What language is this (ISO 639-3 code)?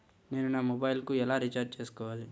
tel